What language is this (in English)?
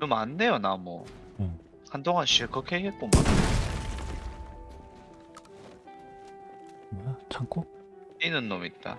Korean